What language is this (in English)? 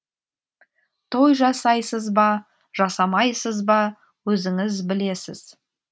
Kazakh